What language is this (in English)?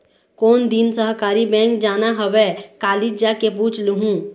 Chhattisgarhi